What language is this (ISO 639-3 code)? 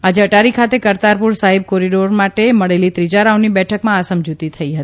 guj